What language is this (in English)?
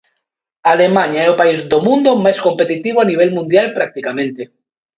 Galician